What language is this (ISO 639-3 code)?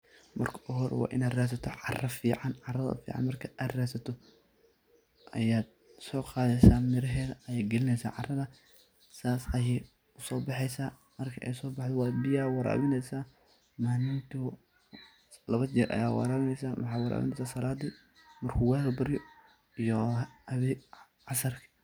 som